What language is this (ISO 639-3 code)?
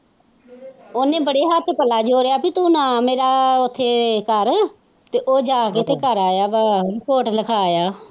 pan